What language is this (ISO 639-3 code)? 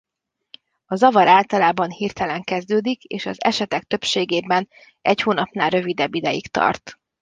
hun